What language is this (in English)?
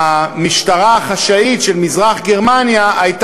Hebrew